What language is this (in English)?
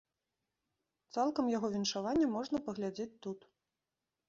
Belarusian